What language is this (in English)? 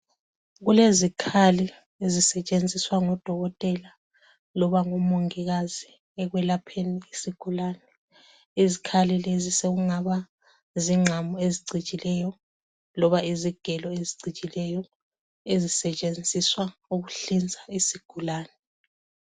North Ndebele